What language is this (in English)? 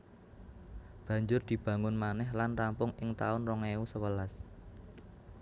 Javanese